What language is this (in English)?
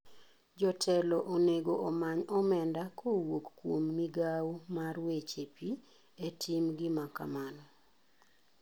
Luo (Kenya and Tanzania)